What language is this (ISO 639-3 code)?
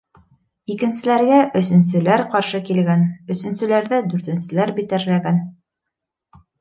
bak